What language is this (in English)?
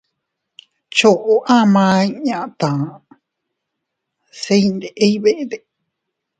Teutila Cuicatec